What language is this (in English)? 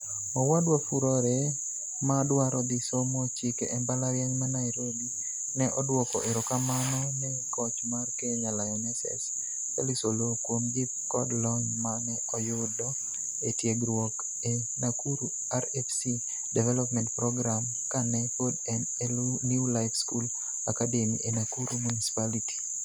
Luo (Kenya and Tanzania)